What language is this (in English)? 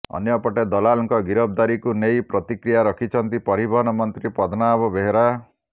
Odia